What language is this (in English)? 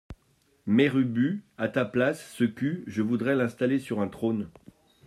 French